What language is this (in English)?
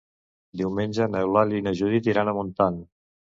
Catalan